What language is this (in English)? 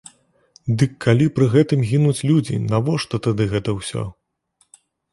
Belarusian